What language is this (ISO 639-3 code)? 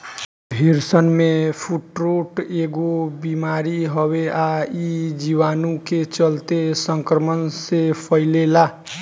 bho